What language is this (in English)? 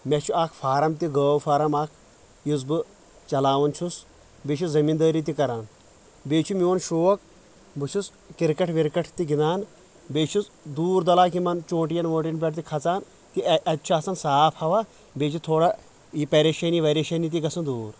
Kashmiri